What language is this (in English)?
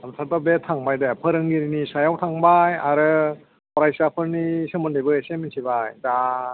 Bodo